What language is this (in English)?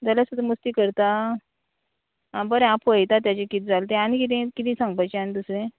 Konkani